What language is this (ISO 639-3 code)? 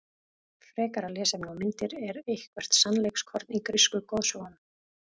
isl